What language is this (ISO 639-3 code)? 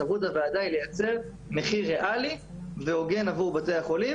heb